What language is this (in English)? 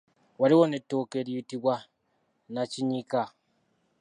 Ganda